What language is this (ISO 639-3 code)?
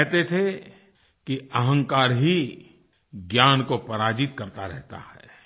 hin